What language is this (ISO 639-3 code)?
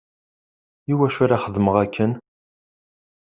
kab